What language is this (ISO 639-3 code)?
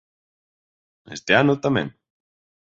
glg